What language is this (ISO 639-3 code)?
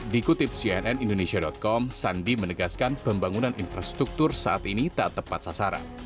ind